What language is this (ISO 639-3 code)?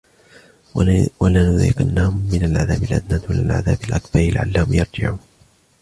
ara